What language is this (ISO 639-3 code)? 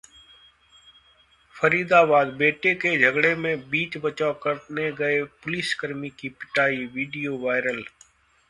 hin